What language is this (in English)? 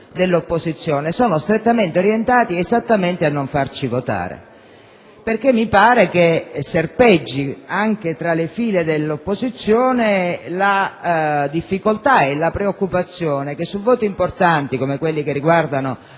Italian